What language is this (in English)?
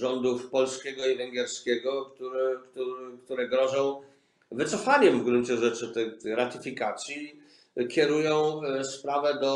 Polish